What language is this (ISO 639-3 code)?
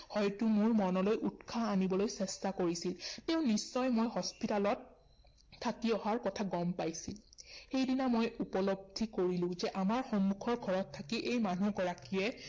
asm